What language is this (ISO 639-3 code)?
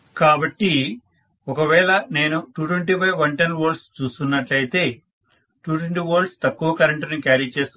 tel